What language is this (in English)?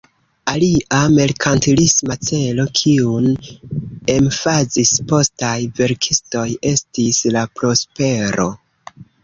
Esperanto